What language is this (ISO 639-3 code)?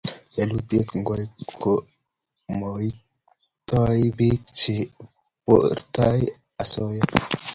kln